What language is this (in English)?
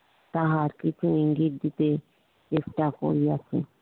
Bangla